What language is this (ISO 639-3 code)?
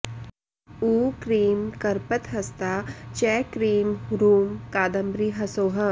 san